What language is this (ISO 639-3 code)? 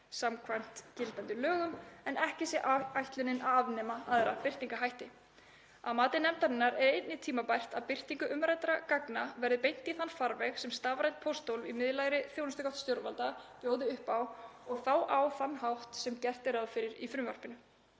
isl